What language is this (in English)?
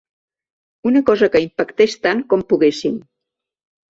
Catalan